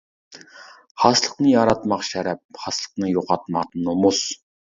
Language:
Uyghur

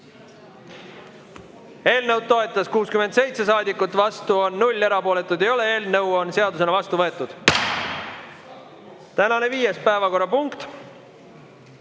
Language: Estonian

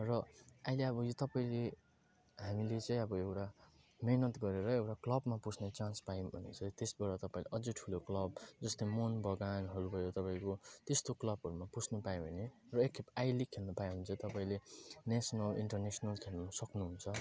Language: Nepali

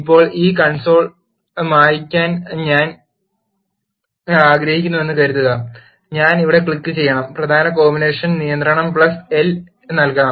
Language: Malayalam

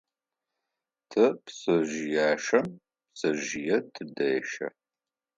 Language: Adyghe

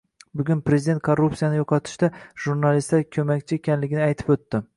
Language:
Uzbek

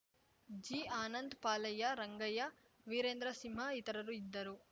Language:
Kannada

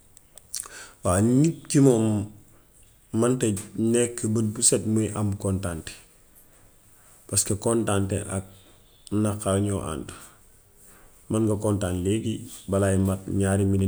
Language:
Gambian Wolof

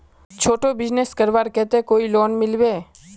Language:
Magahi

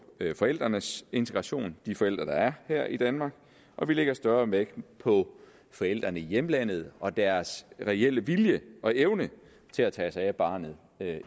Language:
Danish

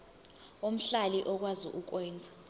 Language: Zulu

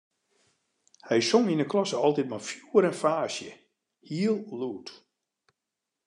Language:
Western Frisian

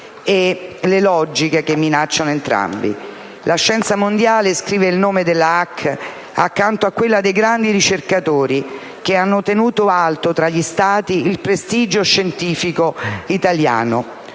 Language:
Italian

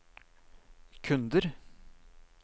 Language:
Norwegian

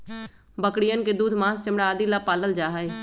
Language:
Magahi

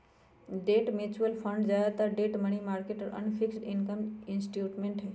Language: Magahi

